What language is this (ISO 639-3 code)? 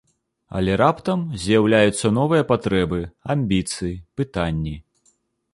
bel